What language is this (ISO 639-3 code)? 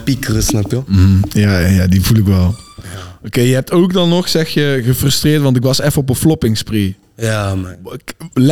nld